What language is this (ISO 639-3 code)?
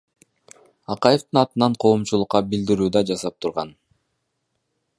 kir